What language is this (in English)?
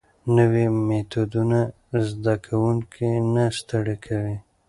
Pashto